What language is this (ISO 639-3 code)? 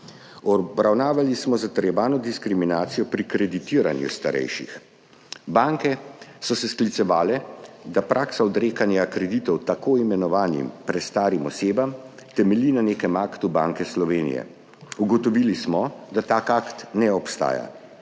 slv